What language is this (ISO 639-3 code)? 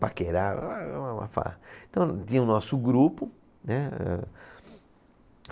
por